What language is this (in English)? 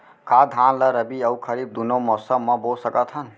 Chhattisgarhi